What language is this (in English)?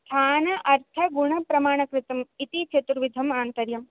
Sanskrit